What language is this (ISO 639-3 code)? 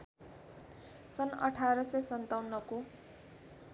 nep